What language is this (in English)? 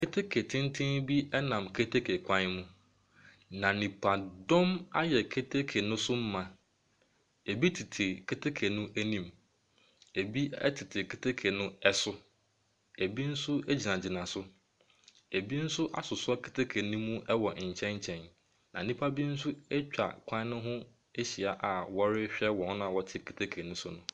Akan